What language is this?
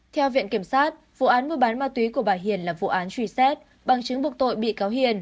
Vietnamese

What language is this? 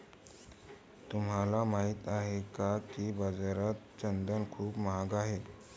Marathi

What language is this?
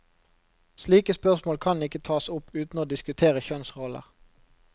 Norwegian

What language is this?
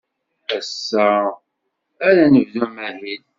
Kabyle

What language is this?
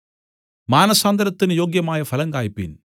Malayalam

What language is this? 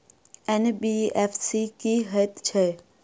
Maithili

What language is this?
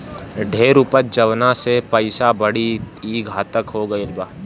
Bhojpuri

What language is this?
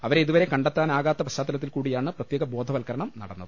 Malayalam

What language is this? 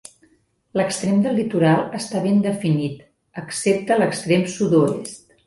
Catalan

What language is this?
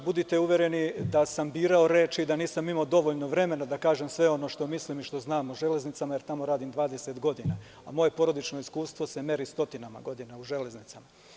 Serbian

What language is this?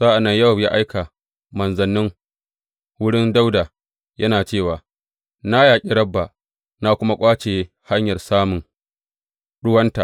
Hausa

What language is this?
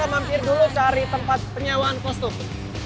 Indonesian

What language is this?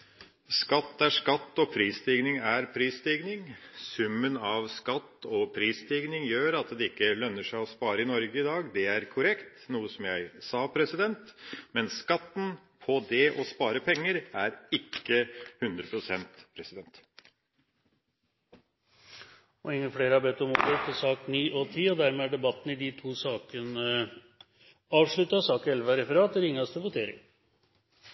Norwegian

